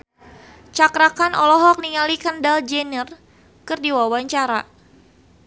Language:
Sundanese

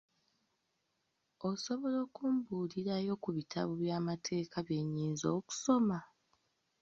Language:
Ganda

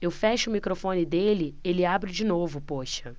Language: Portuguese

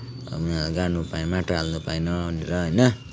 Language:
Nepali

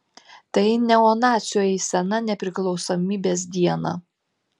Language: Lithuanian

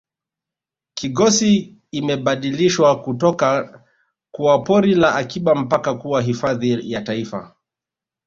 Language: Swahili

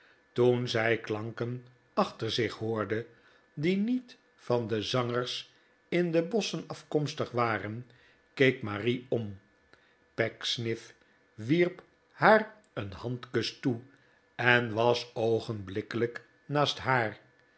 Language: Dutch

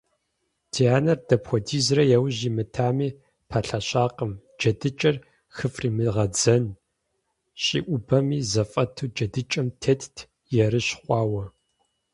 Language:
Kabardian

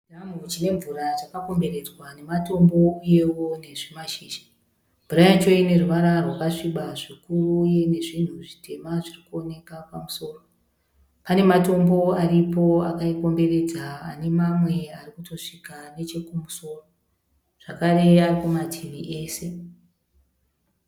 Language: Shona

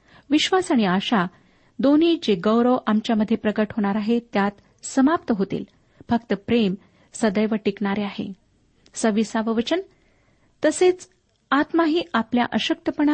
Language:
Marathi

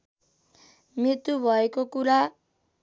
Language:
Nepali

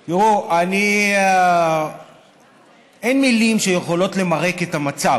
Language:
Hebrew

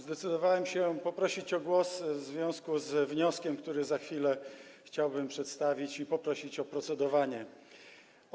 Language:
Polish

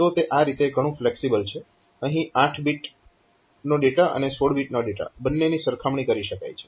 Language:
Gujarati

